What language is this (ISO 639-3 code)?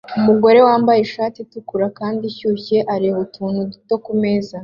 kin